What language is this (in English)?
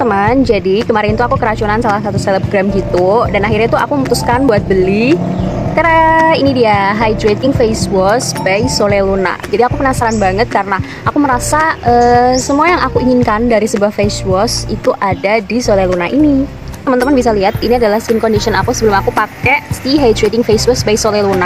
Indonesian